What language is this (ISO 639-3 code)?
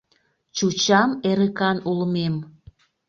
chm